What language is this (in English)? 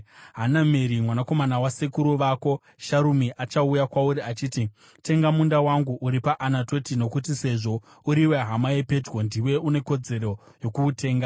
Shona